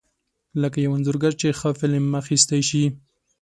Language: Pashto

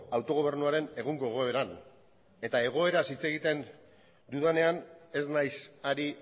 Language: Basque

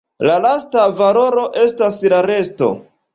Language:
Esperanto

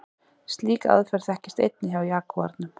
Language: Icelandic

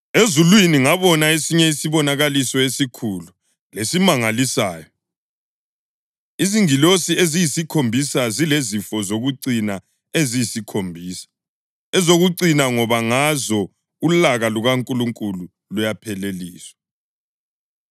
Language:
North Ndebele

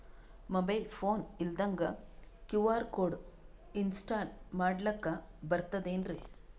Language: Kannada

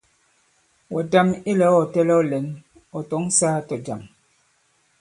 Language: Bankon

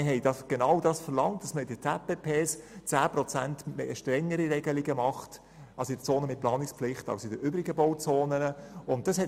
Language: Swiss German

